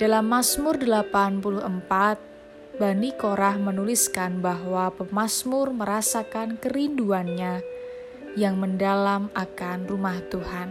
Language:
Indonesian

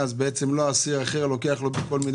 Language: Hebrew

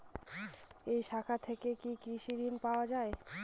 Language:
Bangla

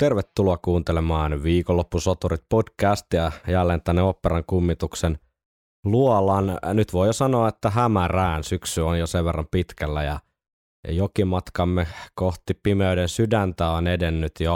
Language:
Finnish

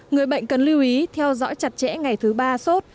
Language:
Vietnamese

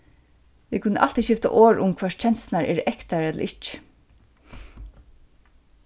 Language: Faroese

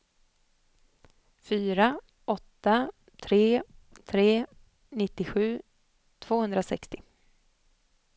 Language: Swedish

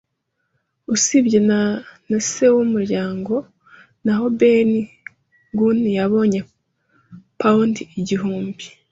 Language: Kinyarwanda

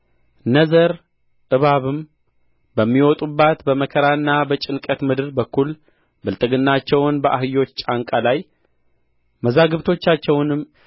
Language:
Amharic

